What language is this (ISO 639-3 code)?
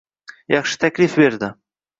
uzb